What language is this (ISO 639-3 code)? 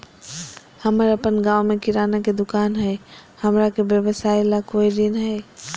mag